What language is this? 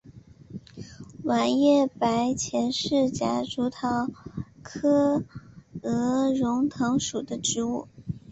Chinese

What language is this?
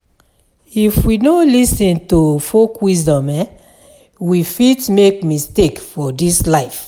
Nigerian Pidgin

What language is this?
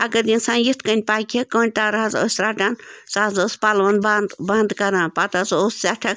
Kashmiri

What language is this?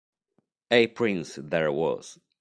Italian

